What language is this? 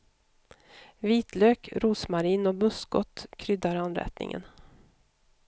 Swedish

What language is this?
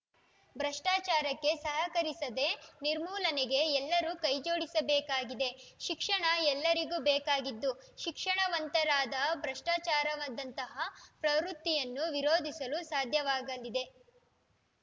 Kannada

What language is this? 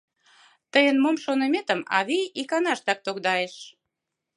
Mari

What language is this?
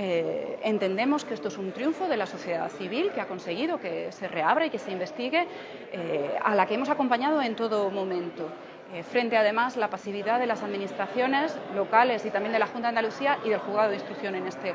Spanish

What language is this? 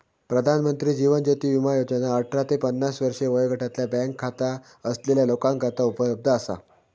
Marathi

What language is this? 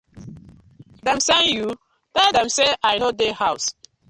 Nigerian Pidgin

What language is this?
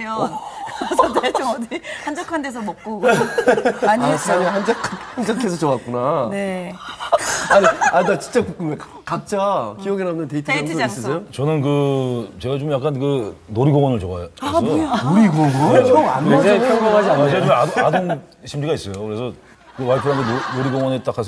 Korean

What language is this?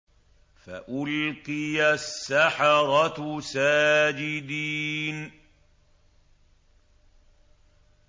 Arabic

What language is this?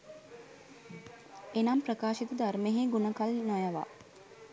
Sinhala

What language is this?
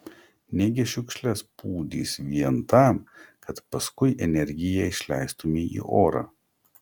Lithuanian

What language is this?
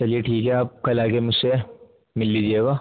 Urdu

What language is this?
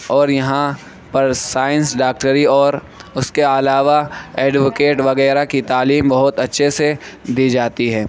Urdu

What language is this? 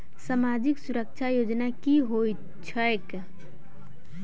Maithili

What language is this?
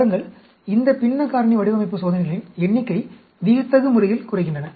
Tamil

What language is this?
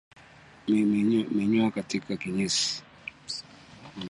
Swahili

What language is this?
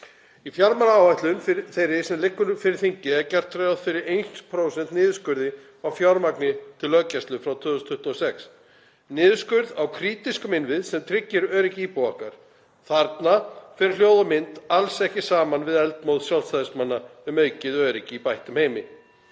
Icelandic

